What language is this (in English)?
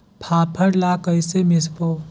Chhattisgarhi